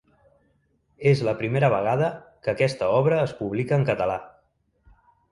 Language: Catalan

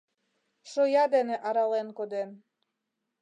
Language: Mari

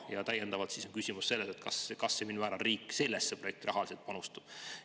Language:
Estonian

